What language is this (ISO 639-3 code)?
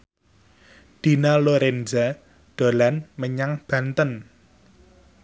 jav